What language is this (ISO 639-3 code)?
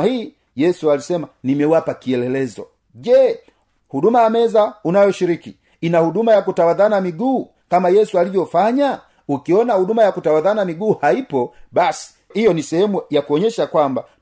swa